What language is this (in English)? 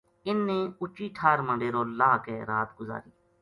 Gujari